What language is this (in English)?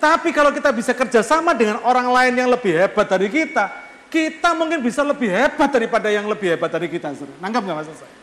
Indonesian